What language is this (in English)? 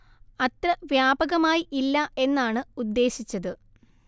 Malayalam